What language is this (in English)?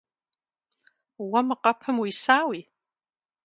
Kabardian